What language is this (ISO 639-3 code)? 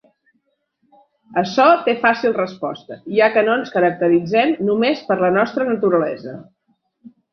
cat